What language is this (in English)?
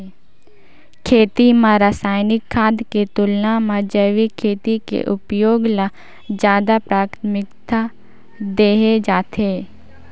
Chhattisgarhi